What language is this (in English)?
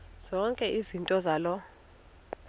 Xhosa